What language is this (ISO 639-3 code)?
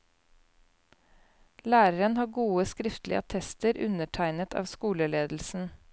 nor